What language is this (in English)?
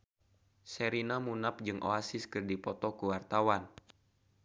Sundanese